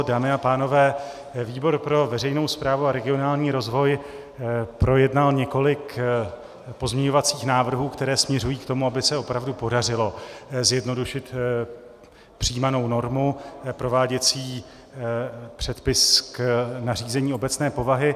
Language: Czech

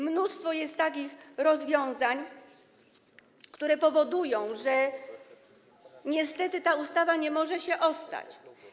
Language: Polish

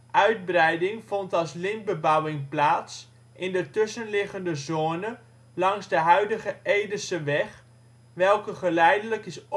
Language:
Dutch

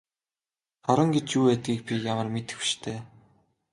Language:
Mongolian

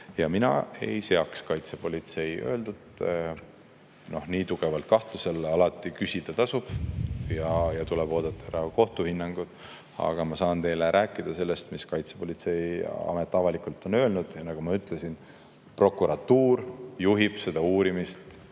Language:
Estonian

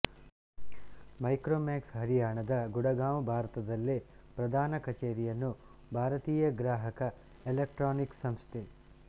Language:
Kannada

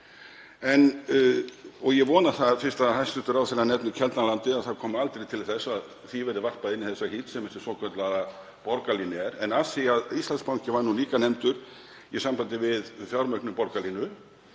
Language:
Icelandic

